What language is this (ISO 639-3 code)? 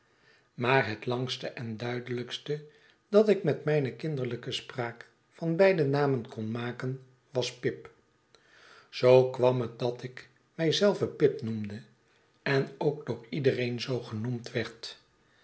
nld